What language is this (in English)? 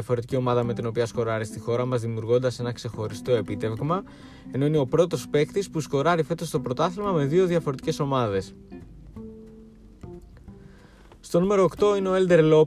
Greek